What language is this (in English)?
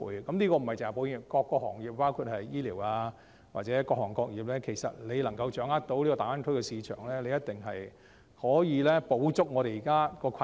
Cantonese